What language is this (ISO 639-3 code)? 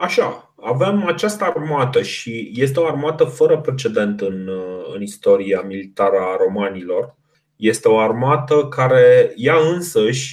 ron